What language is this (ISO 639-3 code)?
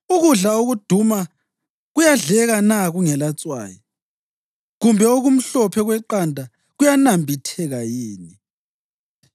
nde